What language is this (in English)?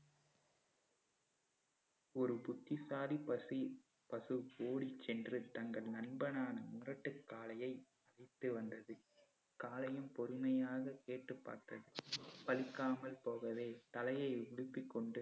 Tamil